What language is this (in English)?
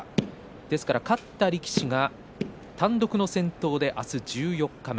Japanese